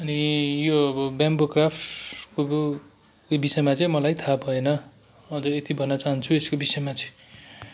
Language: Nepali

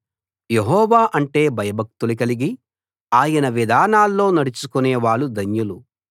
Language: Telugu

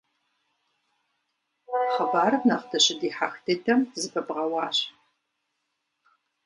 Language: Kabardian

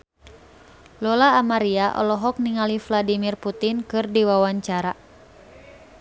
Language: Sundanese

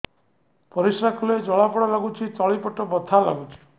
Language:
Odia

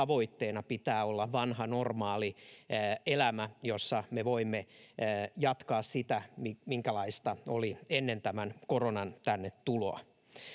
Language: Finnish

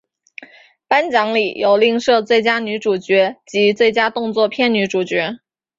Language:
Chinese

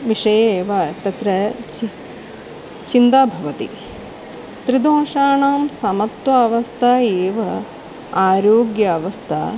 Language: Sanskrit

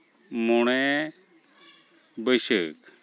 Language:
Santali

